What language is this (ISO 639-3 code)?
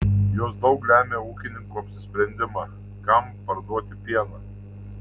lit